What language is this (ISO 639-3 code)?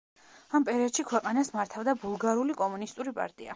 kat